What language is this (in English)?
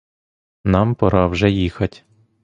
Ukrainian